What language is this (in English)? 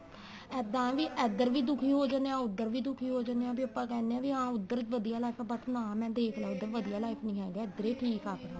Punjabi